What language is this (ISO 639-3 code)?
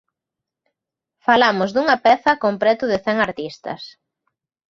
glg